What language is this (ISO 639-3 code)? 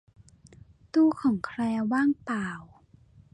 tha